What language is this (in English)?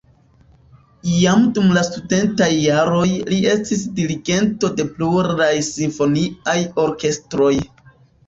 Esperanto